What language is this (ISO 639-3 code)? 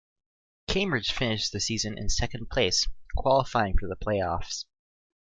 eng